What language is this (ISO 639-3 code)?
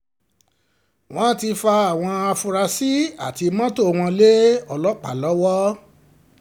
yor